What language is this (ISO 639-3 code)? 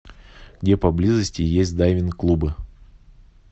rus